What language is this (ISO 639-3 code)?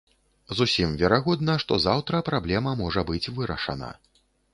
bel